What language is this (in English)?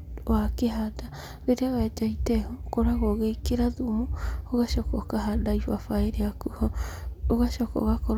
Kikuyu